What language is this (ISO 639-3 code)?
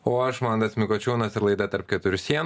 lit